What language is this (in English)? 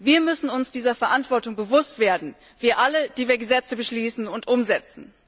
German